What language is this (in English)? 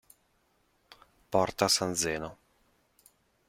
Italian